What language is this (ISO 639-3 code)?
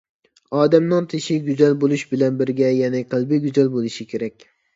uig